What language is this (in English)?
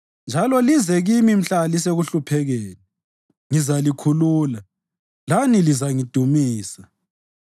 North Ndebele